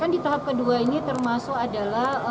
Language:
Indonesian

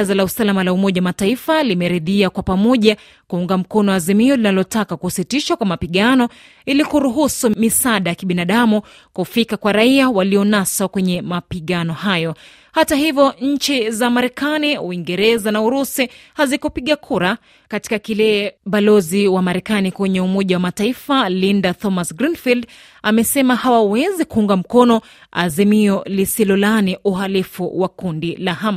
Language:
Swahili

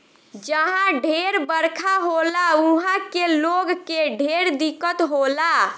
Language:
Bhojpuri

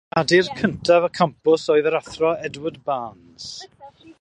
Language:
Welsh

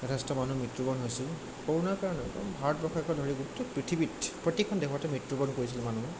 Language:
Assamese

